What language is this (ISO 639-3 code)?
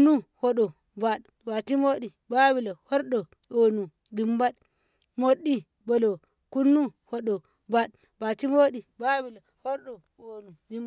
nbh